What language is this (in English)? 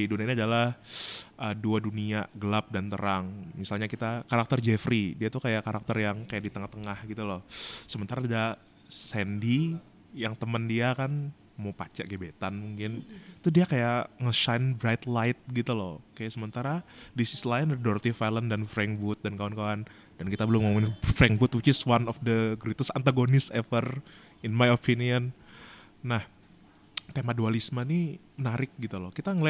Indonesian